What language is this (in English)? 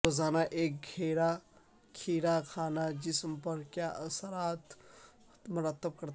Urdu